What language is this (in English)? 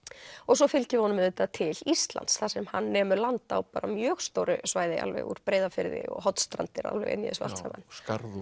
Icelandic